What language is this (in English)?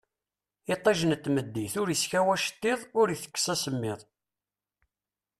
Kabyle